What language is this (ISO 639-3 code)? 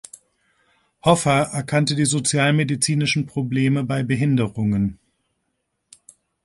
deu